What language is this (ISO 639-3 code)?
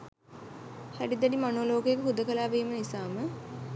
sin